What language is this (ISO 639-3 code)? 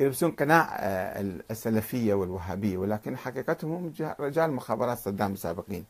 ara